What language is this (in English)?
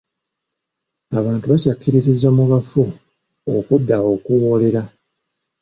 Ganda